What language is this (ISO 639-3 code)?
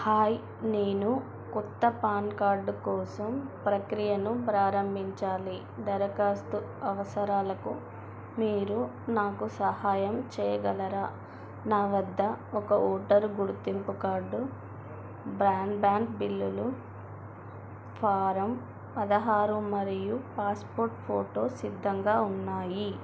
tel